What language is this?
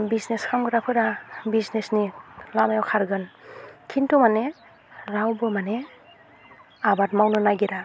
Bodo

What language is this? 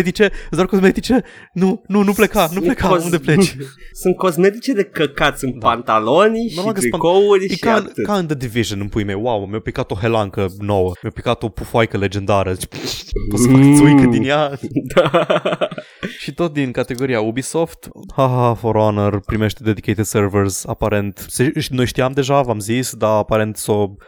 Romanian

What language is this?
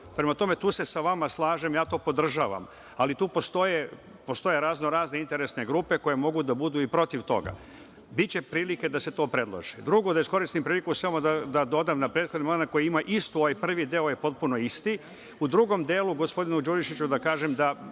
Serbian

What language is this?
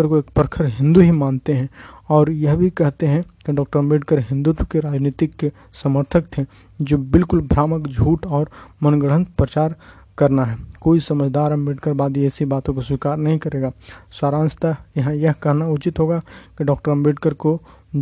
Hindi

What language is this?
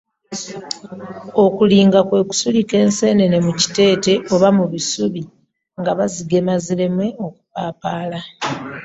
Ganda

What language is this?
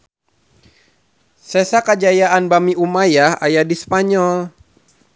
Sundanese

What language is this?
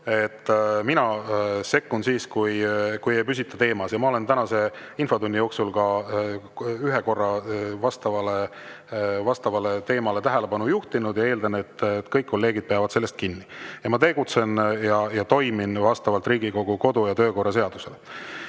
Estonian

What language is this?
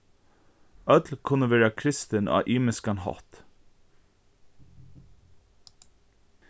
Faroese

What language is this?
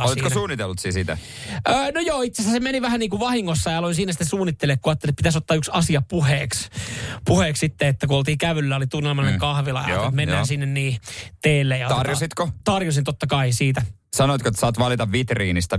Finnish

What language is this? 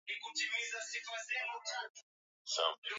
Swahili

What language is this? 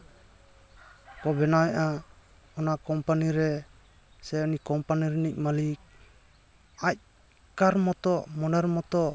Santali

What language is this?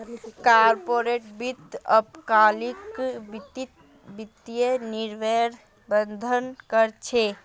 Magahi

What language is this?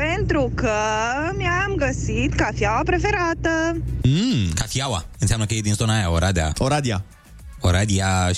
Romanian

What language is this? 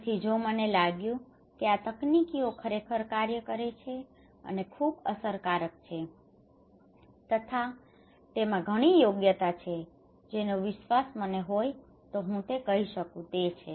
Gujarati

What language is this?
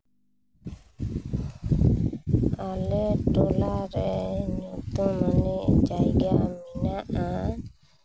Santali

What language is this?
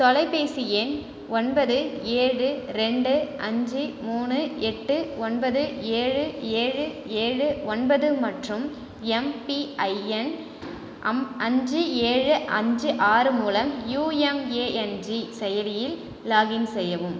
Tamil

